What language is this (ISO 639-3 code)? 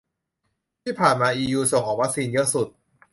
tha